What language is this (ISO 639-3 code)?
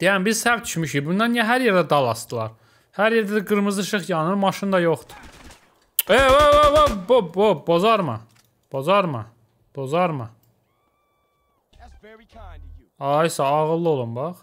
tur